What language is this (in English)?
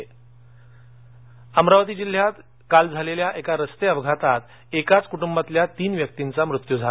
Marathi